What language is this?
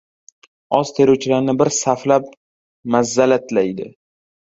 Uzbek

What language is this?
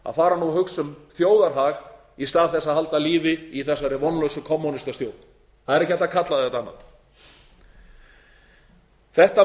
Icelandic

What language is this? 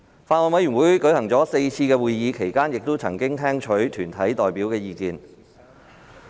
Cantonese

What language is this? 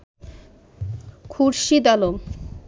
Bangla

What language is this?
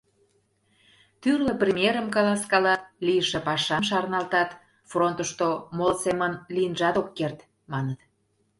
Mari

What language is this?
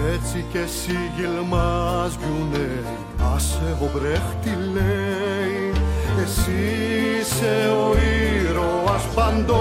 Greek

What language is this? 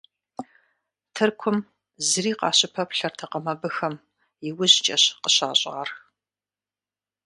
Kabardian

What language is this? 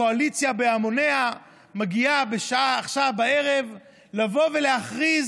Hebrew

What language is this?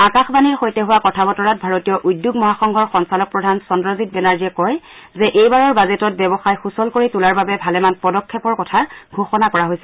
Assamese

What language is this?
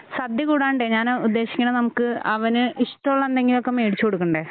Malayalam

